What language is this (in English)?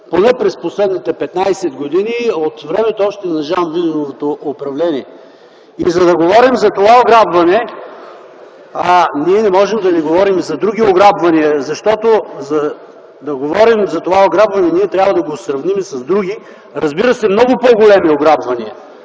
Bulgarian